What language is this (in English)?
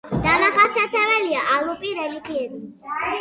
Georgian